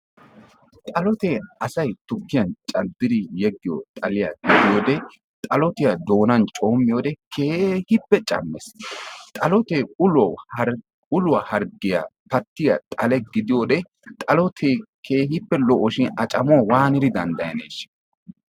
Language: Wolaytta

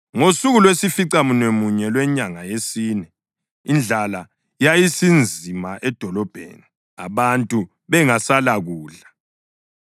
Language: North Ndebele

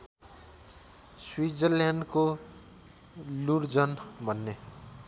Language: Nepali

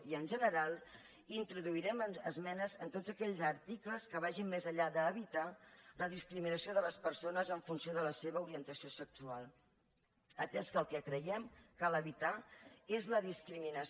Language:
Catalan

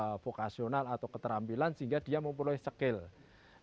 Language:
Indonesian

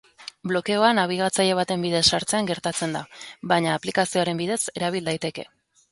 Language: Basque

